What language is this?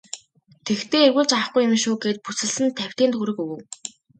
Mongolian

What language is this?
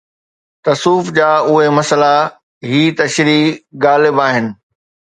Sindhi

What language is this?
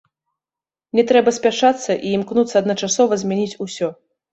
Belarusian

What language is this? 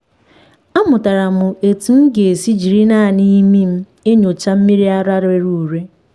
Igbo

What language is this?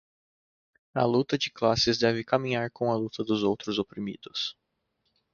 Portuguese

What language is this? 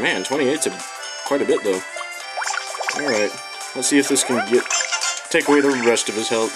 English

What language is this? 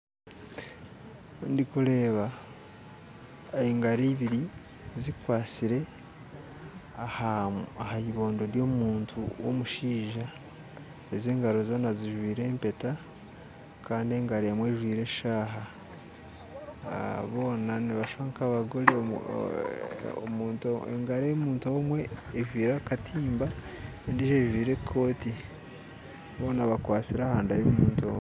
Nyankole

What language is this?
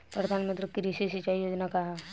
Bhojpuri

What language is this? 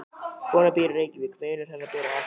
Icelandic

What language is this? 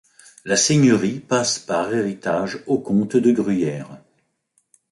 French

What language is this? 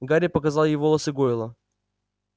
Russian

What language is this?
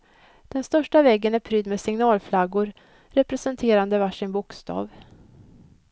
Swedish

